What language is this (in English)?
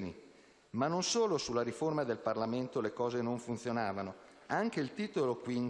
Italian